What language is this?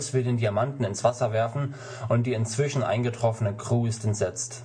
German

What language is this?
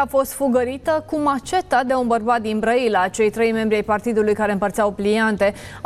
Romanian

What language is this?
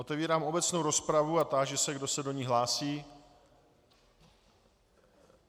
Czech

